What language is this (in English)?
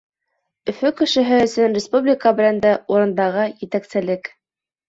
Bashkir